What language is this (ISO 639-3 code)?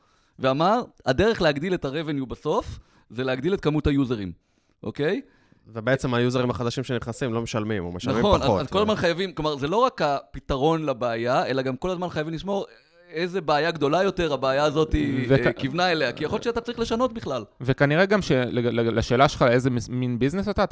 heb